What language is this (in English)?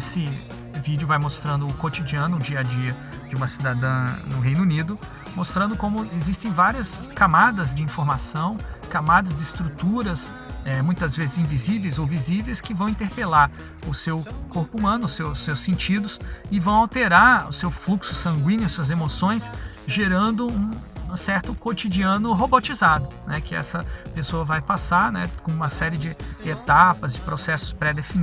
Portuguese